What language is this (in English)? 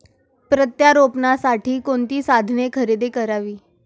Marathi